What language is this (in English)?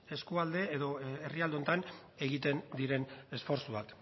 Basque